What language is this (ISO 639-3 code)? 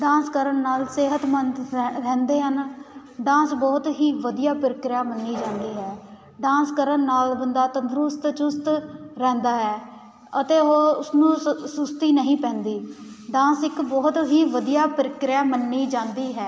pan